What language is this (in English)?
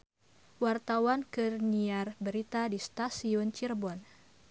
Sundanese